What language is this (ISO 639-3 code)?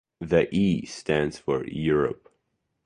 eng